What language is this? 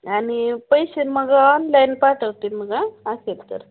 Marathi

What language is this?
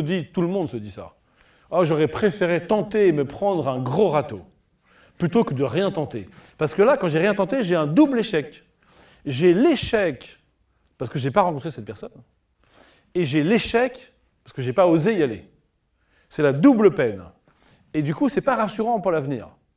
French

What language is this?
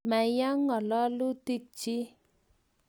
Kalenjin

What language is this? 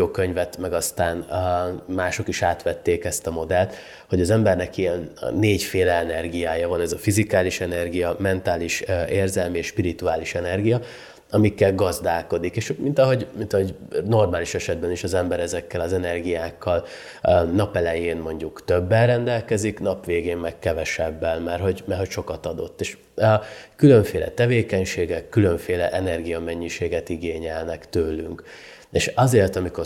Hungarian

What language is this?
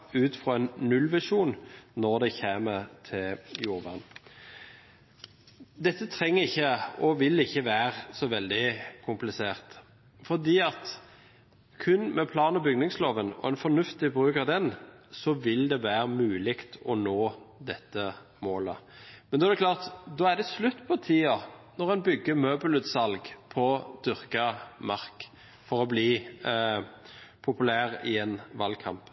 Norwegian Bokmål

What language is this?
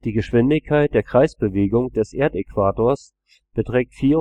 German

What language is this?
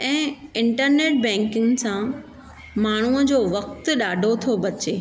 Sindhi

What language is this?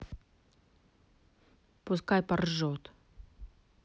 Russian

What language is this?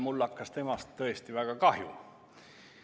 Estonian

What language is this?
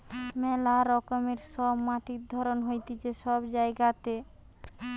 Bangla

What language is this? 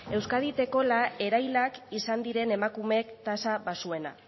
Basque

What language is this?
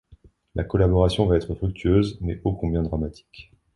French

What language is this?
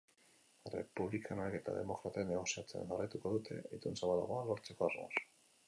Basque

